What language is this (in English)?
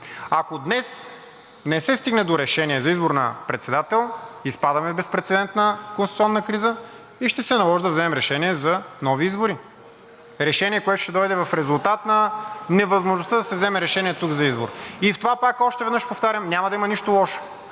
Bulgarian